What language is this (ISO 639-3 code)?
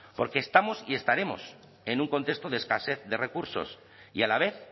spa